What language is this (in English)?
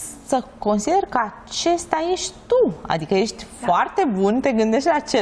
Romanian